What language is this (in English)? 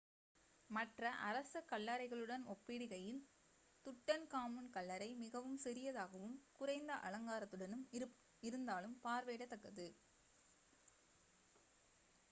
Tamil